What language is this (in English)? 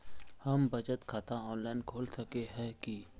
Magahi